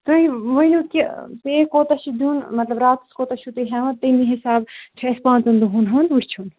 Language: Kashmiri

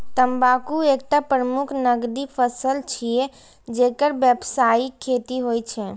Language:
Maithili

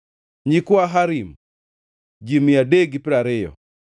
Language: Luo (Kenya and Tanzania)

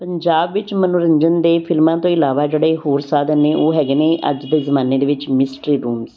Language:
Punjabi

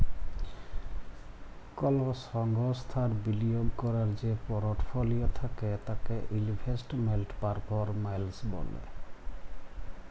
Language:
Bangla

